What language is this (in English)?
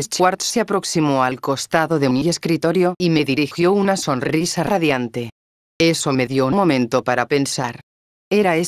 Spanish